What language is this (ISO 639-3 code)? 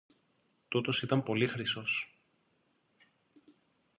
ell